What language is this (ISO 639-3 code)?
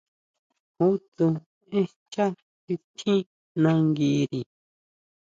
mau